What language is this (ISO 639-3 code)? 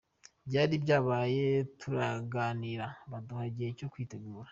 kin